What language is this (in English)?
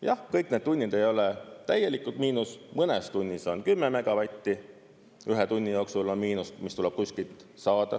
Estonian